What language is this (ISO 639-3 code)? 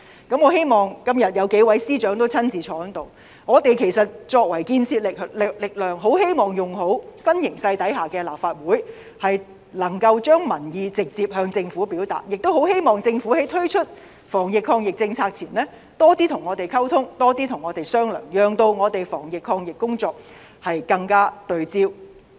yue